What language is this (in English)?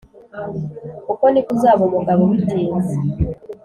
Kinyarwanda